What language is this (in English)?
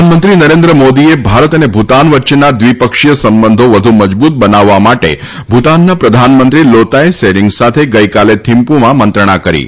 Gujarati